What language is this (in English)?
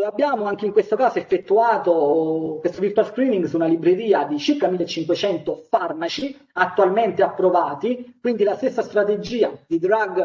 Italian